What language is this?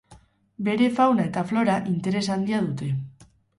Basque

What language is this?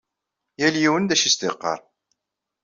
Kabyle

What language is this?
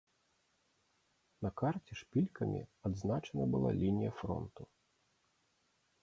Belarusian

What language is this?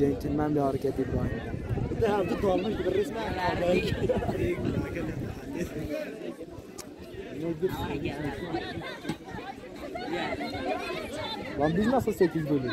Turkish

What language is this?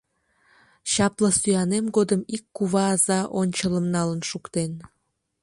Mari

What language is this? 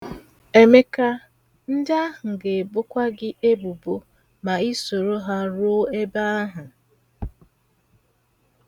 Igbo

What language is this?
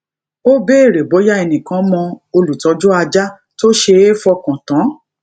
Yoruba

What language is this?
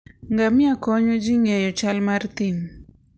Luo (Kenya and Tanzania)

